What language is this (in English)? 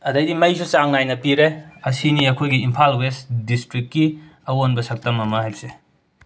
Manipuri